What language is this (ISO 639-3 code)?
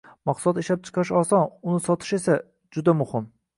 uzb